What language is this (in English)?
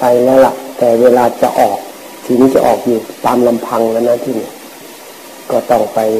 Thai